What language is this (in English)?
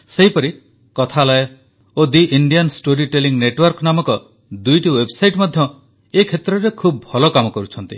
Odia